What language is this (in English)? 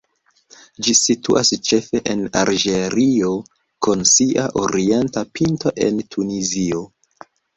Esperanto